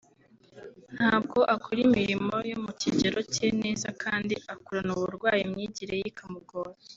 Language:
Kinyarwanda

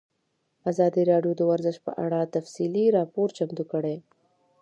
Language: Pashto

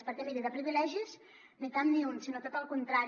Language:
Catalan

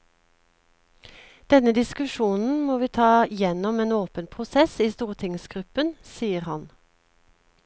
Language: Norwegian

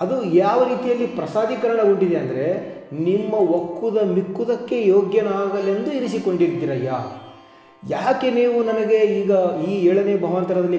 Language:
Romanian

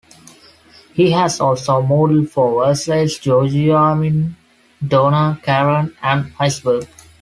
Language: English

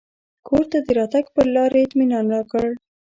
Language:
Pashto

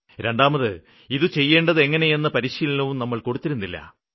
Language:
Malayalam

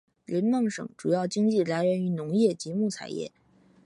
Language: Chinese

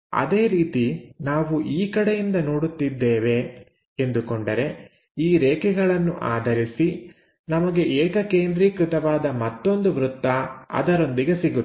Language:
Kannada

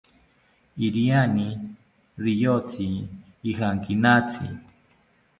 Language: South Ucayali Ashéninka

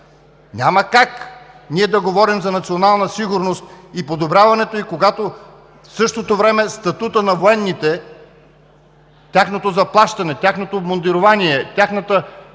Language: Bulgarian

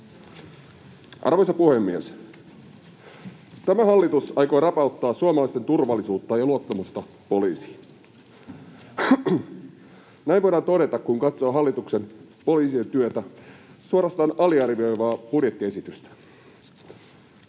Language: Finnish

